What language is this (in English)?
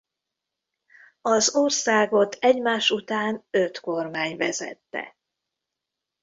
Hungarian